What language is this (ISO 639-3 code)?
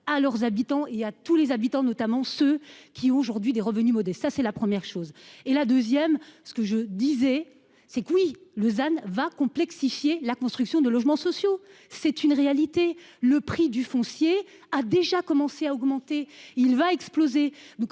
fra